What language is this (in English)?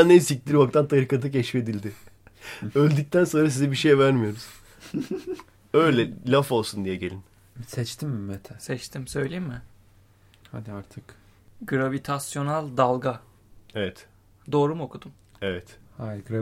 Turkish